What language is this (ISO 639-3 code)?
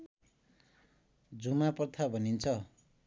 nep